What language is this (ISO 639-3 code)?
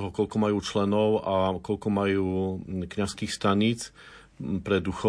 slk